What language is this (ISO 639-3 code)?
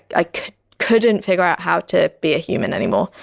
eng